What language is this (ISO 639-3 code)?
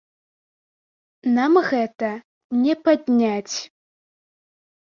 bel